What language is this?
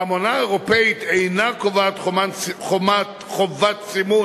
Hebrew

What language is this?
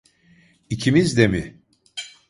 Turkish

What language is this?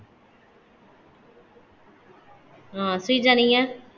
Tamil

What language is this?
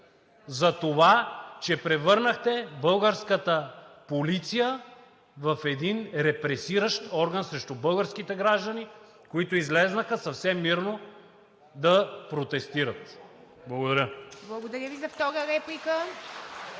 Bulgarian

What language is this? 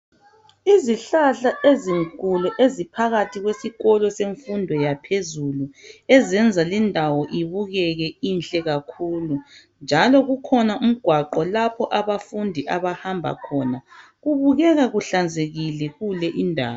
North Ndebele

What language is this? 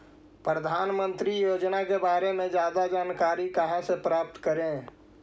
Magahi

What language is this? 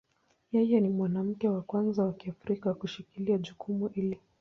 Swahili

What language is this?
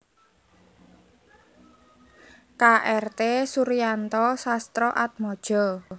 Javanese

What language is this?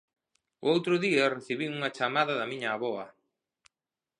Galician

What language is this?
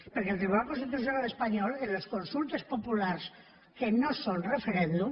Catalan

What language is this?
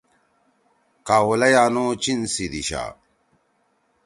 Torwali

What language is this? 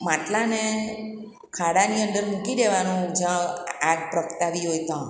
Gujarati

